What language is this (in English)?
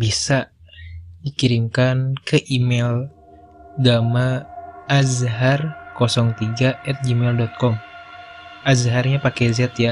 Indonesian